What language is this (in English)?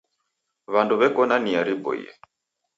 Taita